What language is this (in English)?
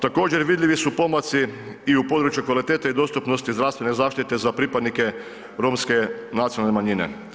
Croatian